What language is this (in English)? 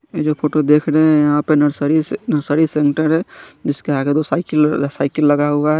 Hindi